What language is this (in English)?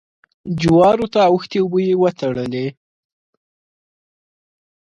Pashto